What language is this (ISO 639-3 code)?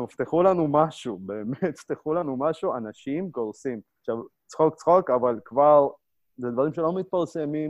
heb